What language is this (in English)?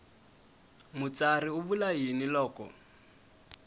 Tsonga